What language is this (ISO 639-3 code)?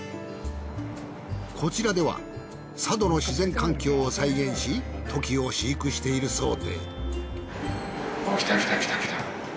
jpn